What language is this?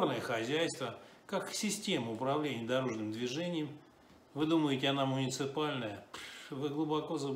Russian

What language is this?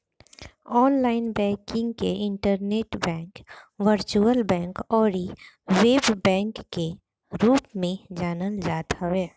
Bhojpuri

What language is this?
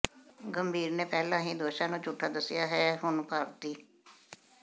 Punjabi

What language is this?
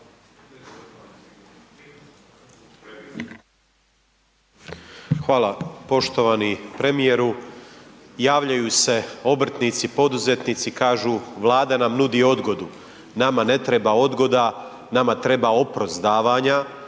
Croatian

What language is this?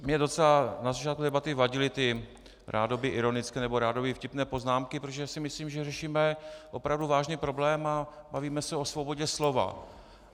Czech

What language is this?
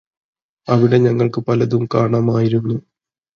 Malayalam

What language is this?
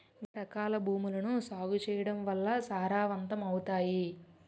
Telugu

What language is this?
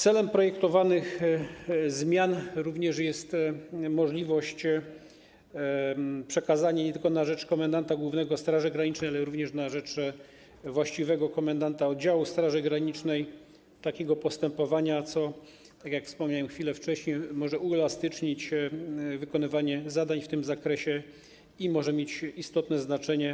Polish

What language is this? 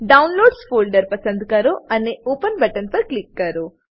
Gujarati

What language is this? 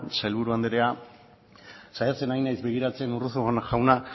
Basque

